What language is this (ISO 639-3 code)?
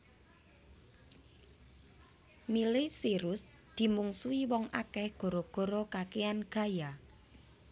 jav